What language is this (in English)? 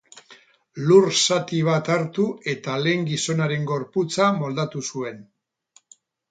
Basque